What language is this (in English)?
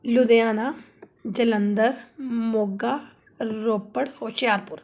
Punjabi